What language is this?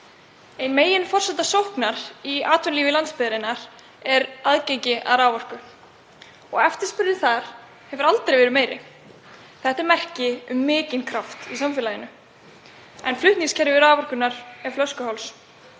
Icelandic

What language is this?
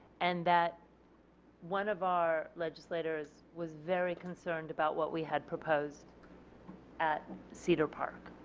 English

